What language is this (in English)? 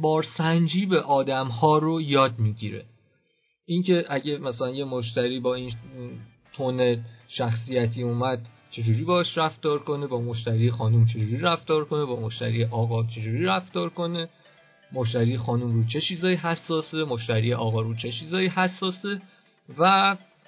Persian